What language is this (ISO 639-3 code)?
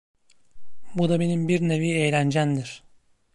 tur